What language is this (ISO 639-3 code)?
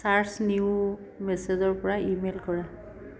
asm